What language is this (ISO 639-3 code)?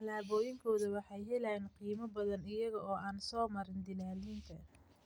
som